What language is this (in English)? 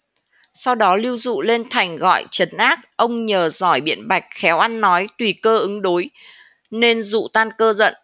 Vietnamese